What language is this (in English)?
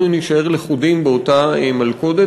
Hebrew